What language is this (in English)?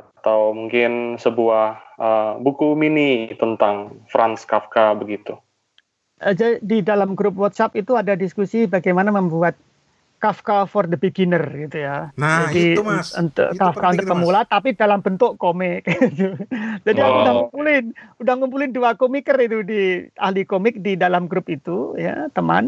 Indonesian